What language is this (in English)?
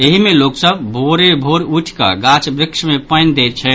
Maithili